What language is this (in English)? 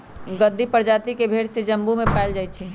Magahi